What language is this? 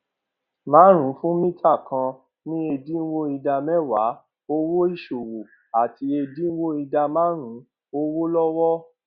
Yoruba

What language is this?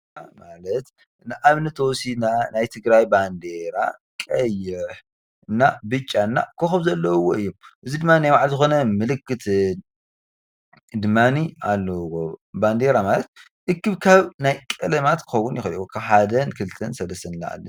Tigrinya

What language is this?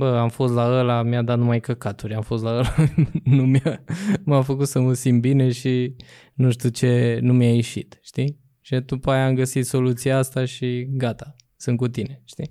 Romanian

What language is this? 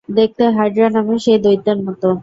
Bangla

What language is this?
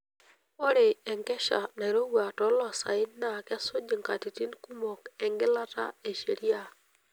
Masai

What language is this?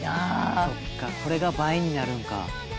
Japanese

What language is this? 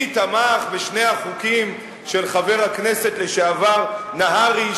Hebrew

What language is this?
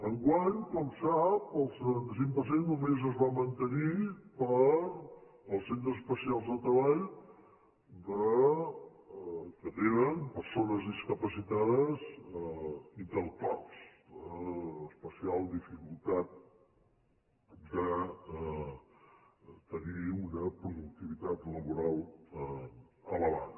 Catalan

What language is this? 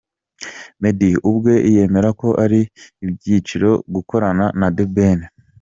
Kinyarwanda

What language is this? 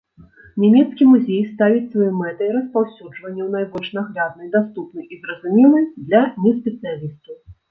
Belarusian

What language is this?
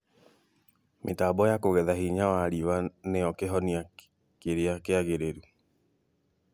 Kikuyu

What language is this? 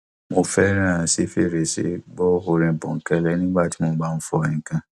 Yoruba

